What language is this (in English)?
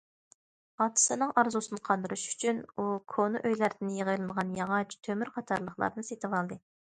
Uyghur